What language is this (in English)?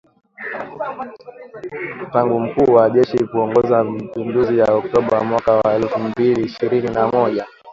Swahili